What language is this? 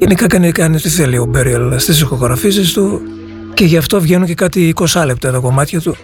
Greek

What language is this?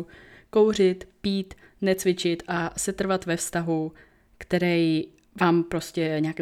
Czech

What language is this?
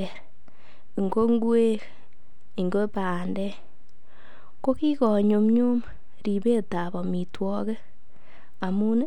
Kalenjin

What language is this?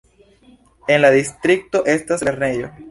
Esperanto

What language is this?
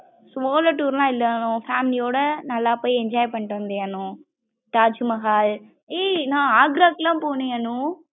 Tamil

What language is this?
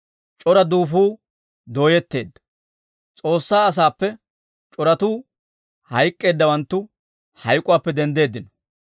Dawro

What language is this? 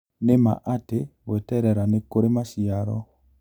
Kikuyu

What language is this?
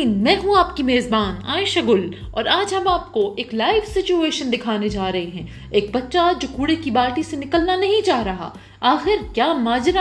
Urdu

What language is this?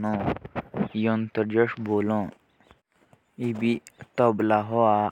Jaunsari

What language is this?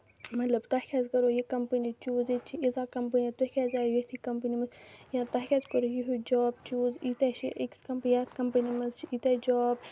Kashmiri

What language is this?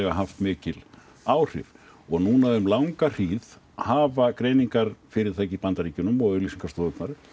Icelandic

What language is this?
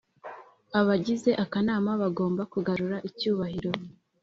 Kinyarwanda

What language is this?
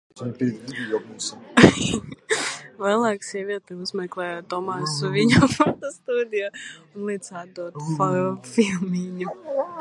Latvian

